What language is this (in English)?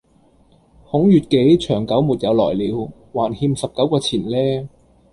Cantonese